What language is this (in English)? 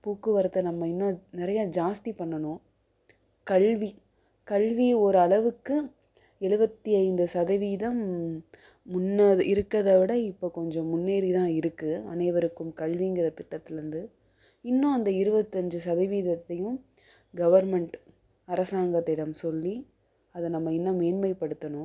Tamil